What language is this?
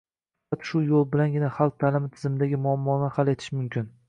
Uzbek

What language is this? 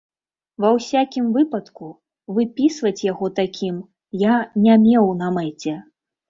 Belarusian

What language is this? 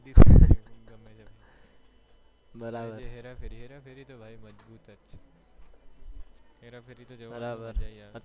Gujarati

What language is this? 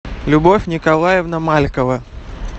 Russian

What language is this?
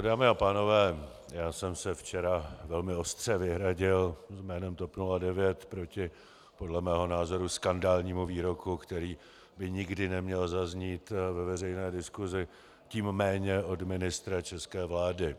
Czech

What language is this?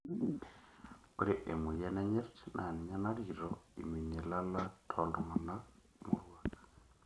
Masai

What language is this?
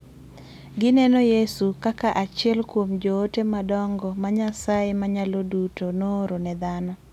Luo (Kenya and Tanzania)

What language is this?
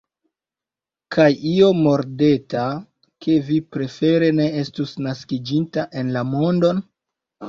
Esperanto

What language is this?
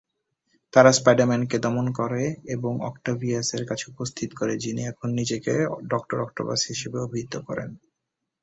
Bangla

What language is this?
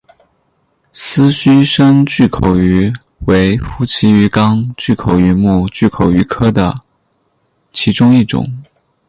Chinese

